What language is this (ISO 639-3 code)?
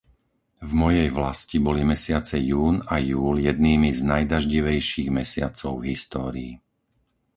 slk